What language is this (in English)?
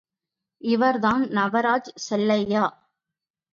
Tamil